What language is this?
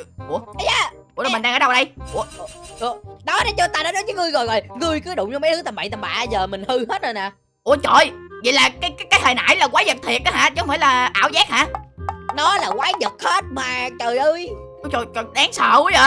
Vietnamese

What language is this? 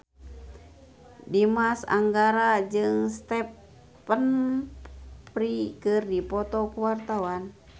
Sundanese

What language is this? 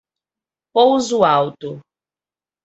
Portuguese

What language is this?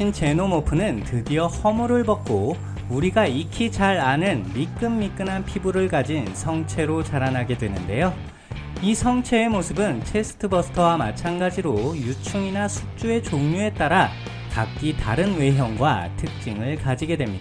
Korean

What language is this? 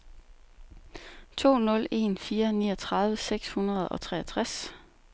Danish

